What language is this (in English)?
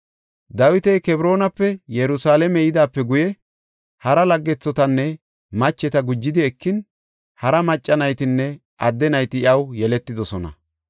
Gofa